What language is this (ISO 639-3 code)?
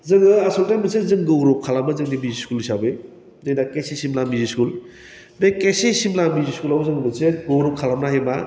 brx